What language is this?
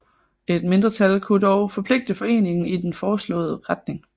Danish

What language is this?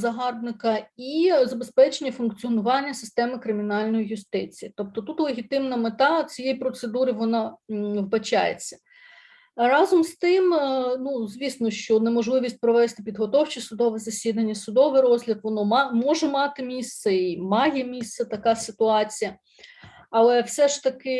Ukrainian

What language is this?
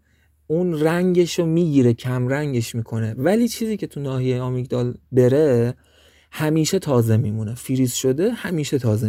Persian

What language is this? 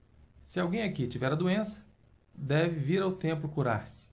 Portuguese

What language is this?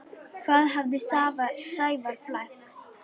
Icelandic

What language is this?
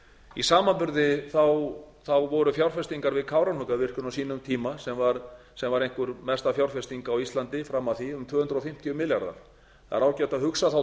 Icelandic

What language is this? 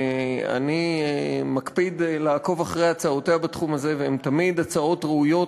Hebrew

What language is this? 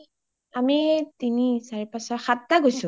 Assamese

